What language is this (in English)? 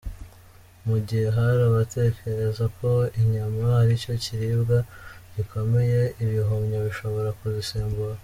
Kinyarwanda